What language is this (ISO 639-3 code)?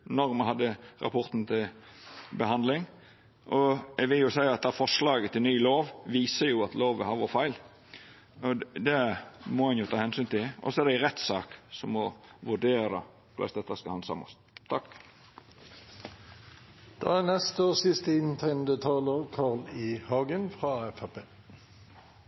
nor